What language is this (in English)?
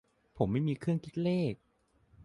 Thai